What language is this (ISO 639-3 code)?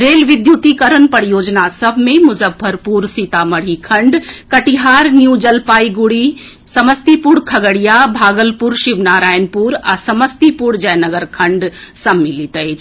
mai